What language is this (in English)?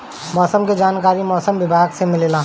Bhojpuri